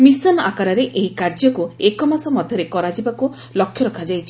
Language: Odia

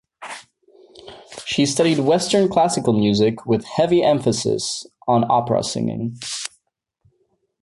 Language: English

